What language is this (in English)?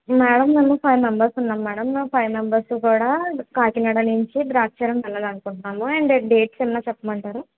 Telugu